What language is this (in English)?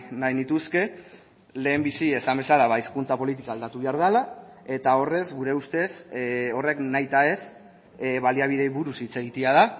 Basque